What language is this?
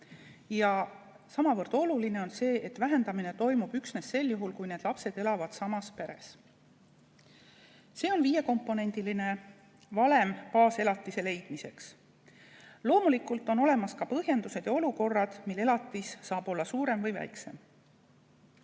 Estonian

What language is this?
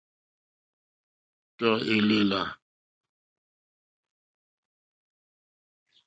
Mokpwe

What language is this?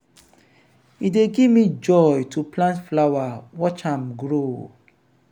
Nigerian Pidgin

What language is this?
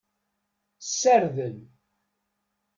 Kabyle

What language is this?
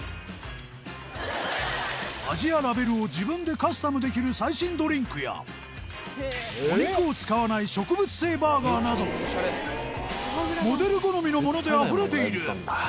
Japanese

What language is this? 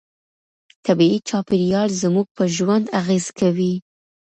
Pashto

